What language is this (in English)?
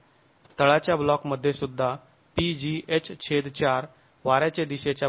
Marathi